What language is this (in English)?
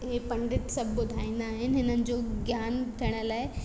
Sindhi